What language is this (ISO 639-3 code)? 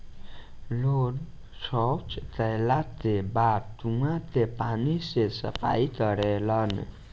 bho